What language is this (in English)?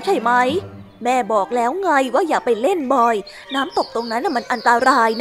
Thai